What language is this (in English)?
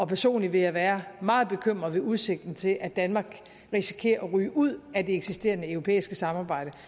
Danish